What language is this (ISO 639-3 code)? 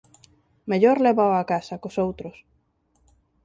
glg